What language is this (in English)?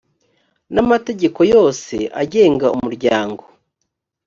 Kinyarwanda